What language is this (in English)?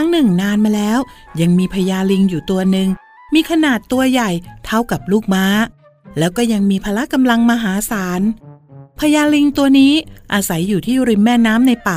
Thai